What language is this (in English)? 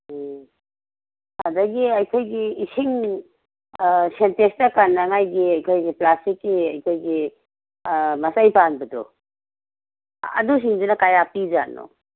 Manipuri